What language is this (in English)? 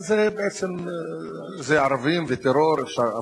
Hebrew